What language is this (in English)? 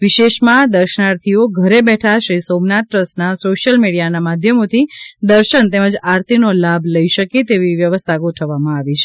Gujarati